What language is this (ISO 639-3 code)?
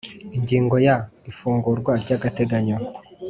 kin